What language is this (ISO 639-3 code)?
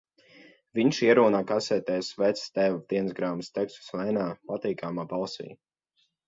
lav